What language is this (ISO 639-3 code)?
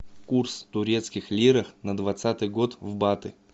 rus